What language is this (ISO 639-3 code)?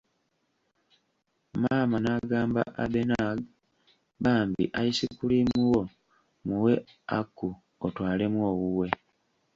lug